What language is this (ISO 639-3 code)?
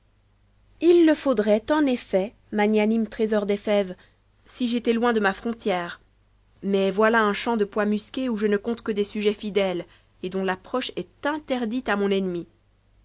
fra